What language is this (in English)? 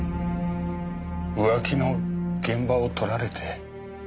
Japanese